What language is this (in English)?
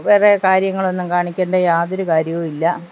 Malayalam